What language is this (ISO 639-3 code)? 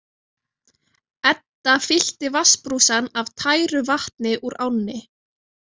isl